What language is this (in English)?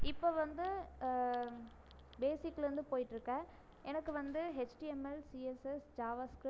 Tamil